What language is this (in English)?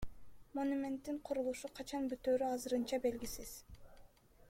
Kyrgyz